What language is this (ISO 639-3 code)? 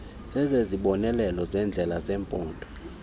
xho